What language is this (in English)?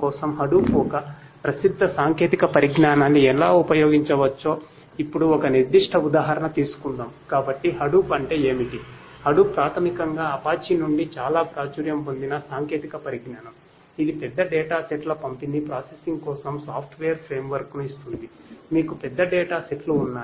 Telugu